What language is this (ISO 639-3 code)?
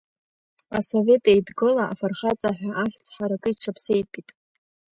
abk